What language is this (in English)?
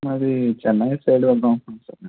Telugu